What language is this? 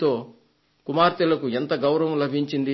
Telugu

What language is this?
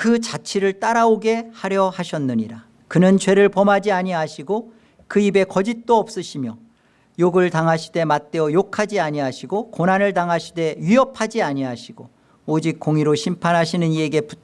Korean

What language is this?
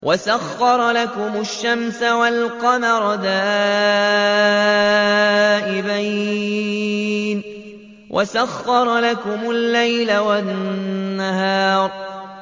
Arabic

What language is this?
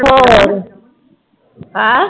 Punjabi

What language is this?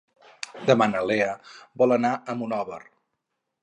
Catalan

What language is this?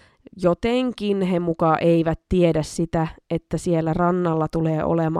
Finnish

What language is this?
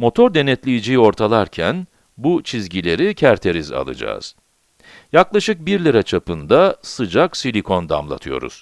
Turkish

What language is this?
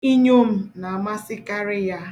Igbo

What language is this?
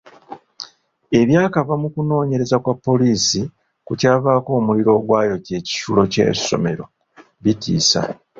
Ganda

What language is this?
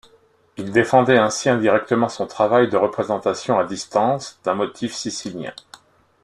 French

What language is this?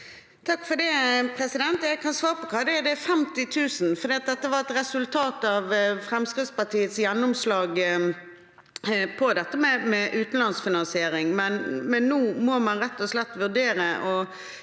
Norwegian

